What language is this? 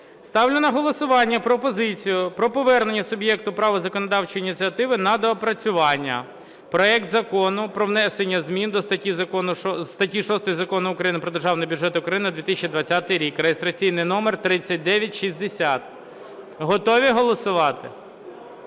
Ukrainian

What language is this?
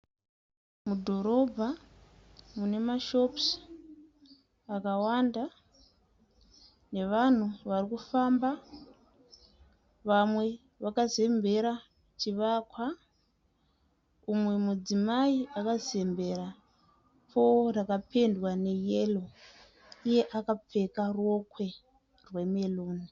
Shona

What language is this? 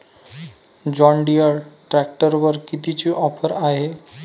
Marathi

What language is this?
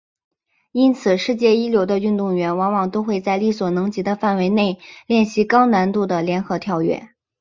Chinese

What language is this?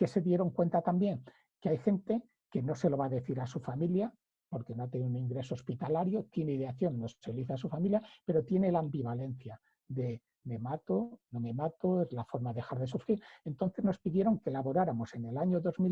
Spanish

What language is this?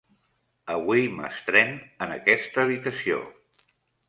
Catalan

